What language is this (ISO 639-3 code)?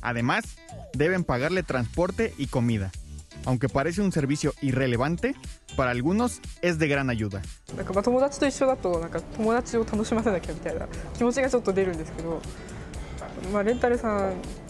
spa